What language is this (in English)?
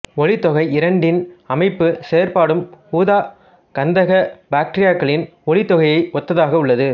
Tamil